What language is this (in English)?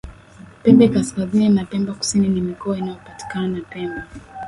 Swahili